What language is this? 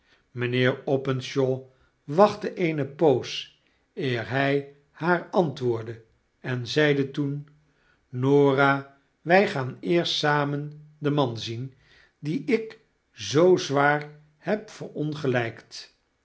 Dutch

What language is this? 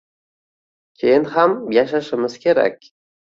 Uzbek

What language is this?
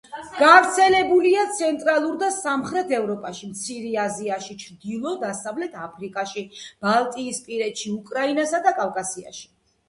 Georgian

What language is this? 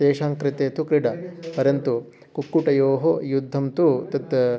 Sanskrit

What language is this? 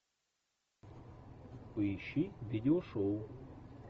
Russian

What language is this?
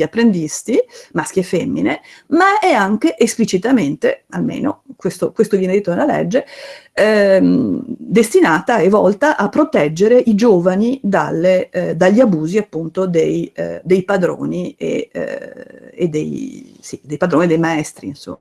Italian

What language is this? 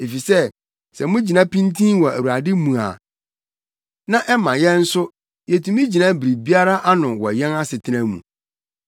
Akan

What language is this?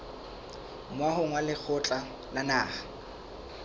Southern Sotho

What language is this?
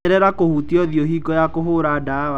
Kikuyu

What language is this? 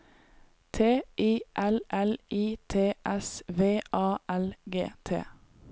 Norwegian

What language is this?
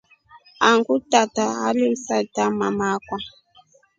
Rombo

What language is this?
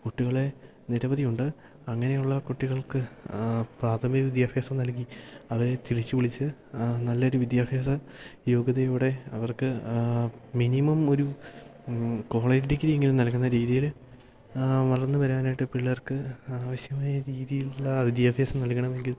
Malayalam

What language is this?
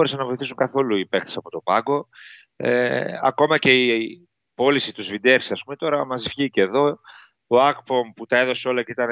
Greek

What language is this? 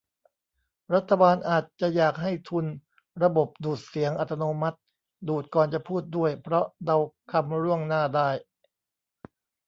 Thai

